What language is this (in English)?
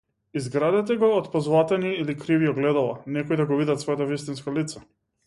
Macedonian